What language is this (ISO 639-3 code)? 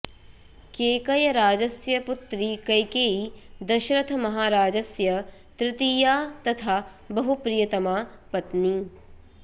san